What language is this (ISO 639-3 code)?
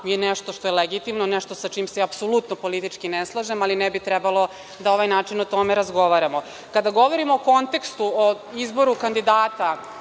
srp